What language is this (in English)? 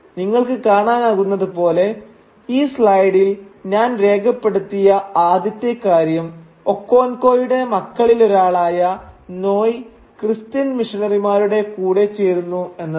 Malayalam